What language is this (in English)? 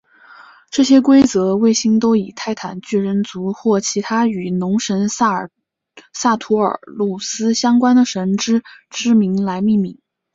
Chinese